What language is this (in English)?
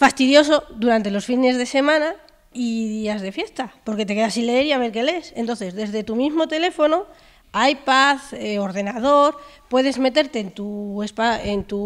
Spanish